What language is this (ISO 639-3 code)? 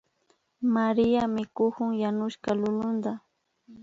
qvi